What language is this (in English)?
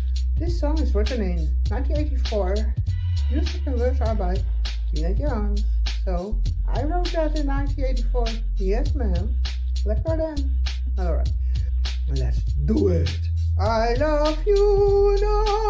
English